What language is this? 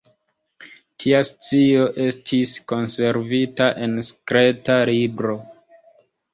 Esperanto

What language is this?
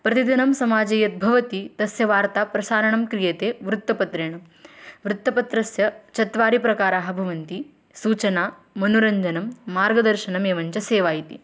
Sanskrit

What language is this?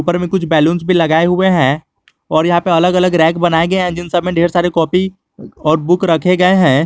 Hindi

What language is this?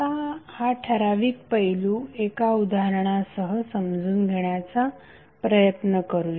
Marathi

